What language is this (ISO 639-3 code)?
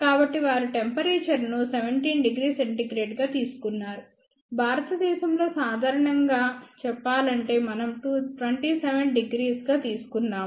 tel